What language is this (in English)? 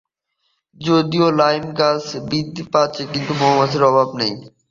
Bangla